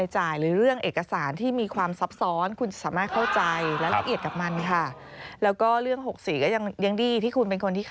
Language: Thai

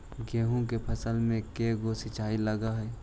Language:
Magahi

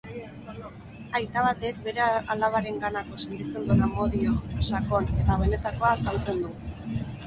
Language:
Basque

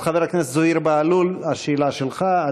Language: Hebrew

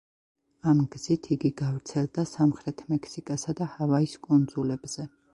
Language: Georgian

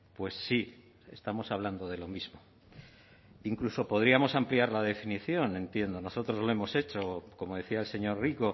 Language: Spanish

